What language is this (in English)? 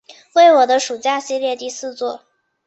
Chinese